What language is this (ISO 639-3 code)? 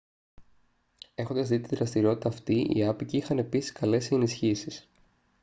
ell